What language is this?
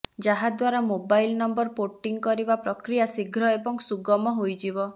Odia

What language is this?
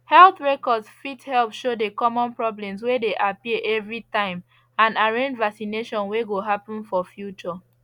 Nigerian Pidgin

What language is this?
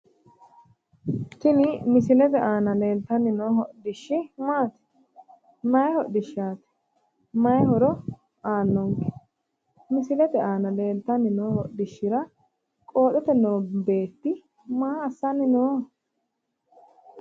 Sidamo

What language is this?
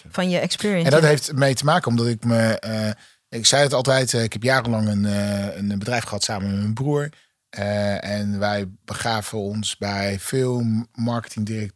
Dutch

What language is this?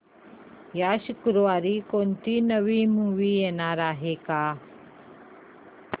Marathi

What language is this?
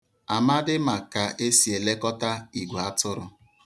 Igbo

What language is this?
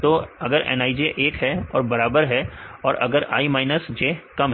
Hindi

